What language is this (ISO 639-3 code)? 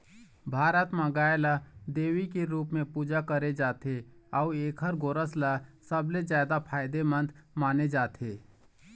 hne